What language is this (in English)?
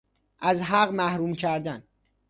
Persian